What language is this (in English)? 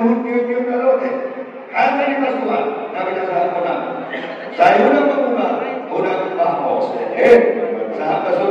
Indonesian